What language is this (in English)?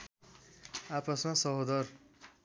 Nepali